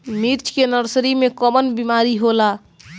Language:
Bhojpuri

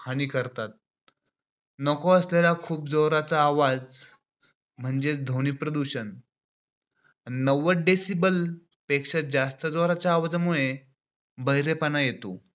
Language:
Marathi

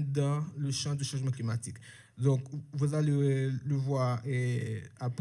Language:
French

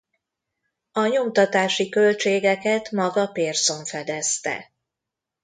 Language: Hungarian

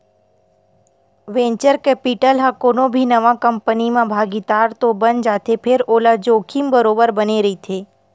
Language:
Chhattisgarhi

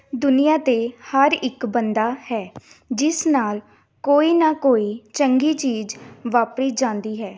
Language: Punjabi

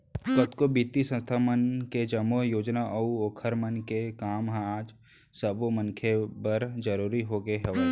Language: Chhattisgarhi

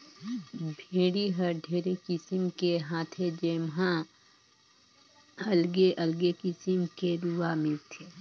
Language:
Chhattisgarhi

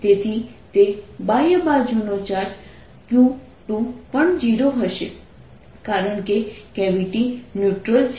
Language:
Gujarati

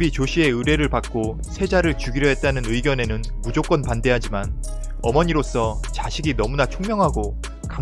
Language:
Korean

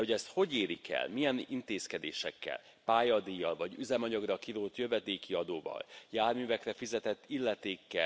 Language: Hungarian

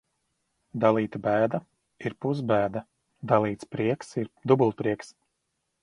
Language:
Latvian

